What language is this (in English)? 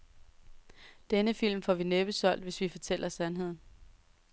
Danish